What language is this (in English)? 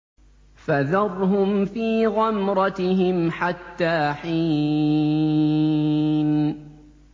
Arabic